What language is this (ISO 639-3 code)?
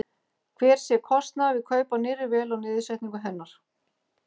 isl